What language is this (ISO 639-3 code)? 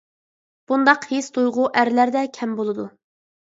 uig